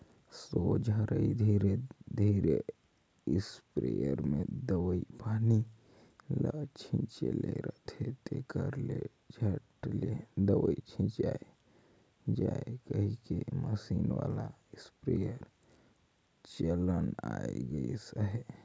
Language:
Chhattisgarhi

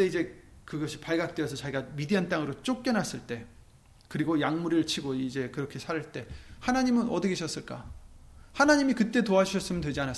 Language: Korean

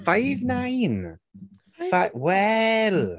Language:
English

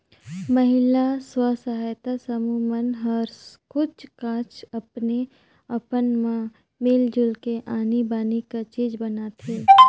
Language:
Chhattisgarhi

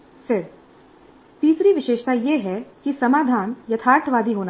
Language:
Hindi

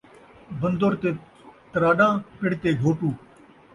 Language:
Saraiki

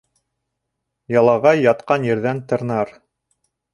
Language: Bashkir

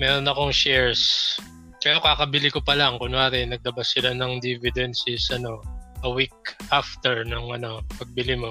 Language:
Filipino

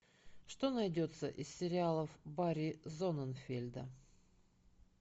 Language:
Russian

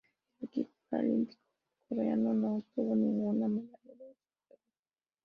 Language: Spanish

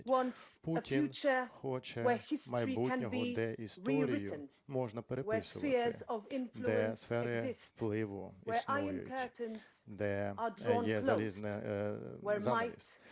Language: Ukrainian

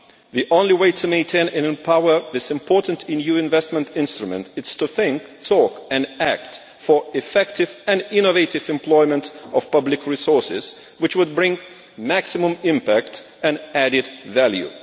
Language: English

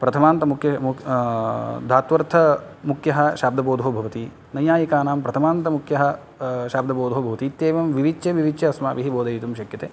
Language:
Sanskrit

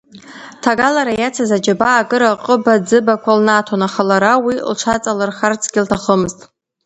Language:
Abkhazian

